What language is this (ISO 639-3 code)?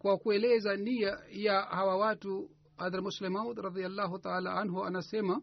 swa